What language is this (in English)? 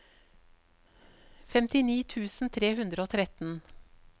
Norwegian